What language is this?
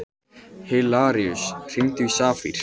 Icelandic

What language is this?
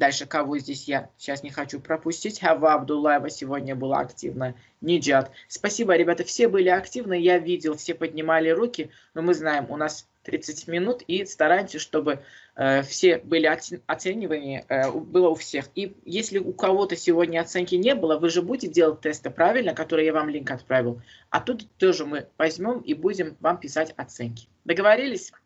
Russian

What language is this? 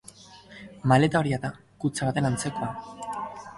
Basque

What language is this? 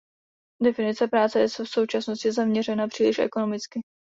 Czech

